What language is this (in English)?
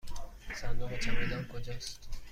Persian